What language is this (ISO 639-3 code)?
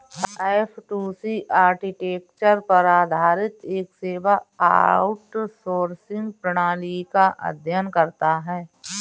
hin